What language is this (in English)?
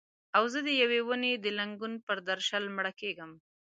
Pashto